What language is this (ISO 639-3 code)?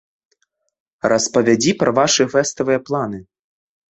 bel